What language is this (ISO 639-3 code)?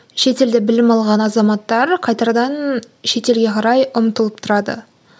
kaz